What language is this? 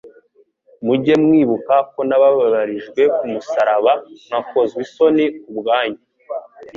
Kinyarwanda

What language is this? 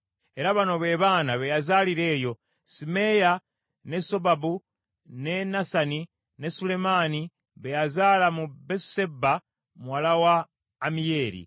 Ganda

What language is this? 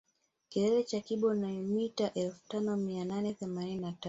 Swahili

